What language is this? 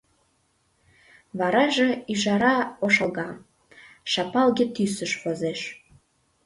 Mari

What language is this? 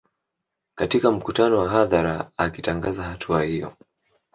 Swahili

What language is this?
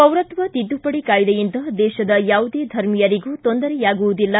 Kannada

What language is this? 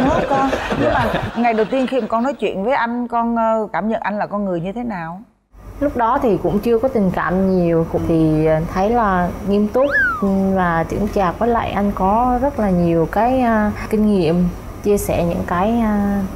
Vietnamese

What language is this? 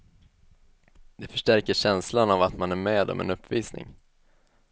Swedish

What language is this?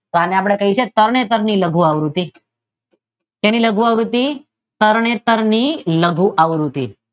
Gujarati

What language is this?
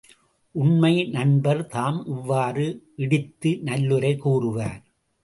Tamil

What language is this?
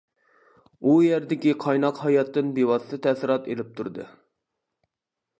Uyghur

